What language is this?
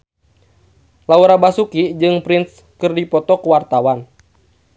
Sundanese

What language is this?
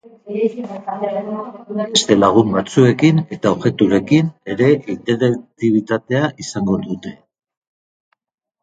Basque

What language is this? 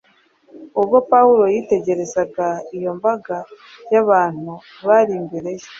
Kinyarwanda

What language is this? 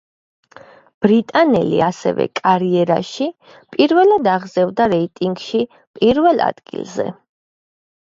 Georgian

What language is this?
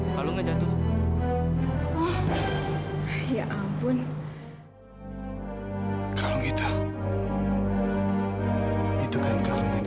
Indonesian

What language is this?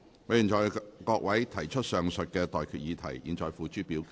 Cantonese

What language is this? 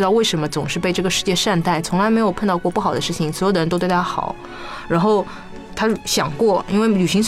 Chinese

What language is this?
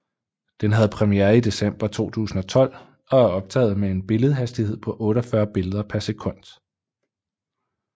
Danish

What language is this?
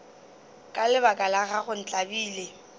Northern Sotho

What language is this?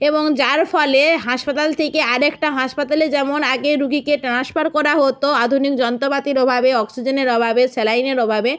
Bangla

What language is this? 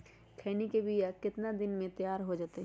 Magahi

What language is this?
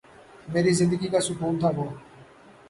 Urdu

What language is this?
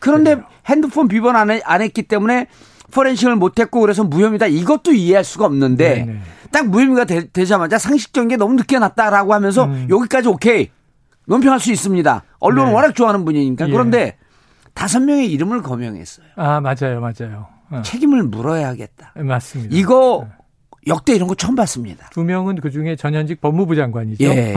Korean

